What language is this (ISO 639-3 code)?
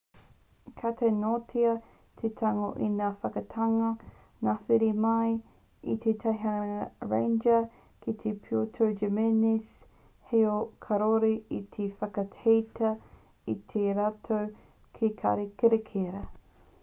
mri